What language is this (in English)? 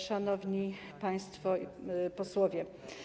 Polish